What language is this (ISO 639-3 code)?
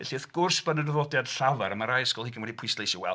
cym